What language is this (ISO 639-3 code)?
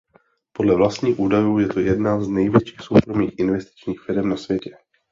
ces